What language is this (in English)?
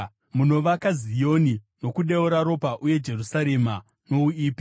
Shona